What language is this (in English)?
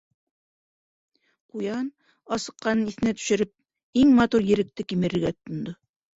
Bashkir